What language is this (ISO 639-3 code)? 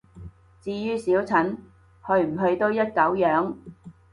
yue